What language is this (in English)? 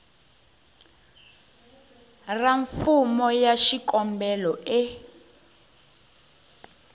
Tsonga